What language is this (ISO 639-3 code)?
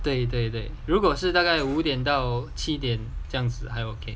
eng